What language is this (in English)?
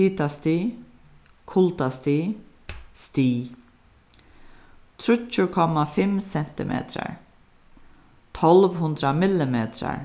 Faroese